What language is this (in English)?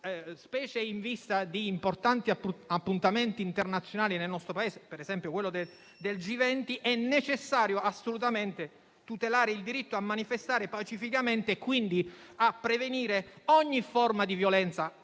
Italian